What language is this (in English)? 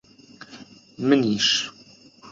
Central Kurdish